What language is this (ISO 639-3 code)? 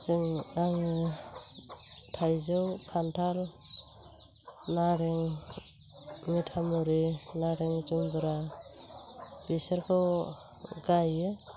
brx